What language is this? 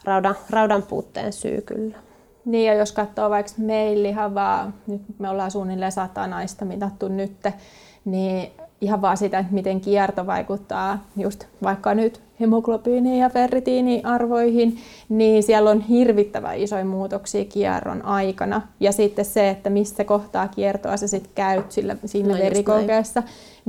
Finnish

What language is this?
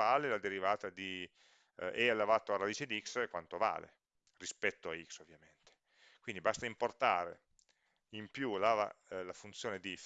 Italian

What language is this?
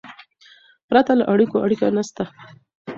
Pashto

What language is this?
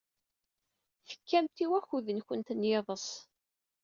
Kabyle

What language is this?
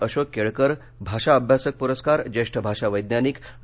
Marathi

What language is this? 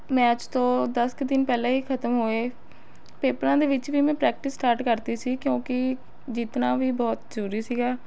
Punjabi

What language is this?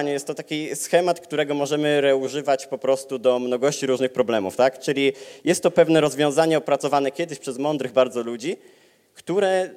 Polish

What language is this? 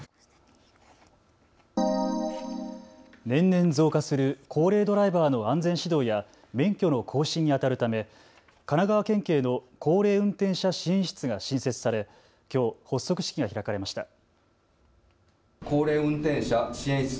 Japanese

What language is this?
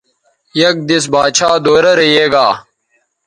Bateri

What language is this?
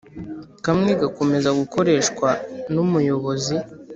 Kinyarwanda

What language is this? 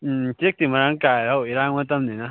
Manipuri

